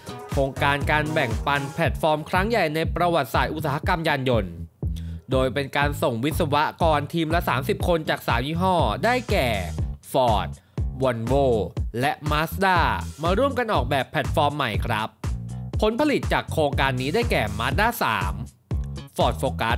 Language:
Thai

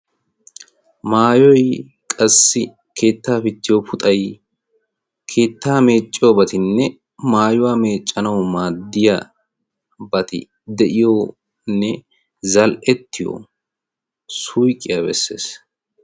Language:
Wolaytta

